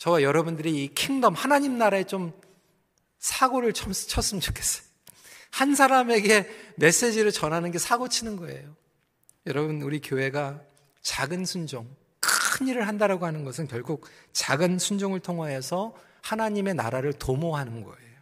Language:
Korean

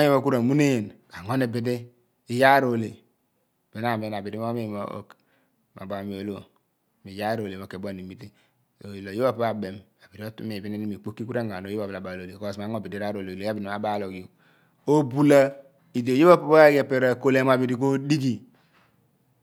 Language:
Abua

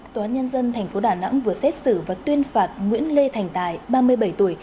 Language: Vietnamese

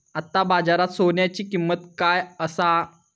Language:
Marathi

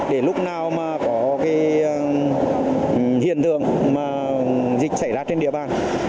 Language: Vietnamese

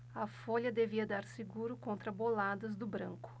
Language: Portuguese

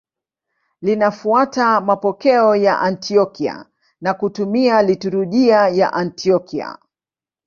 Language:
Swahili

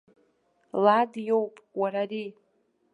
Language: Abkhazian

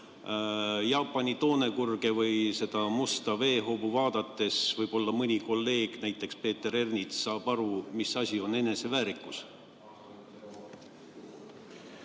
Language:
Estonian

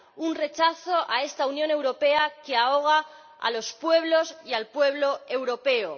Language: Spanish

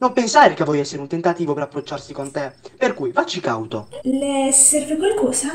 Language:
Italian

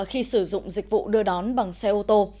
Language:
Vietnamese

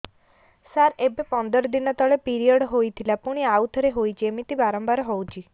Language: Odia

